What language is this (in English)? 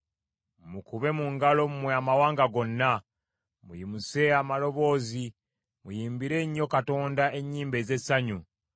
Ganda